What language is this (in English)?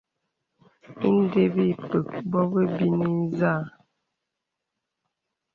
Bebele